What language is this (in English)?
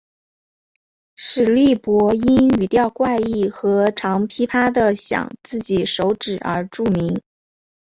Chinese